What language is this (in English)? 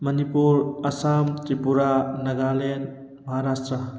Manipuri